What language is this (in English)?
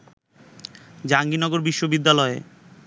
Bangla